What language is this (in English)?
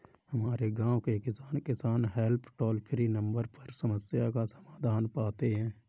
Hindi